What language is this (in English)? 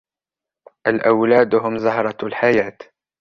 Arabic